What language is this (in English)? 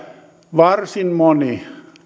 Finnish